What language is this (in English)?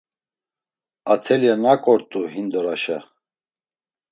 Laz